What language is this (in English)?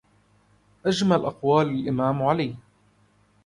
Arabic